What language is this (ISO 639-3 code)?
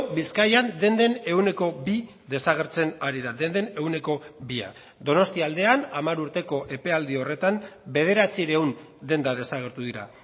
eus